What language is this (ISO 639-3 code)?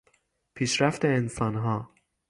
fas